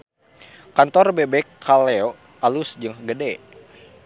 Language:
Sundanese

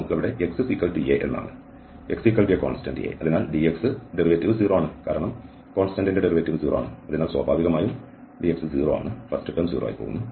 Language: Malayalam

